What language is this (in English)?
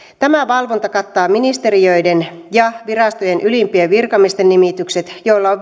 Finnish